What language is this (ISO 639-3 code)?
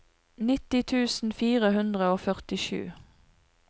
nor